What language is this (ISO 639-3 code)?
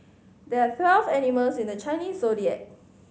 eng